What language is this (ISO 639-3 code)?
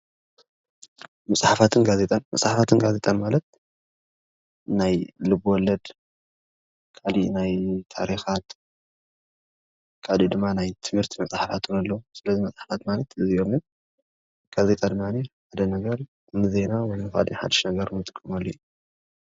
tir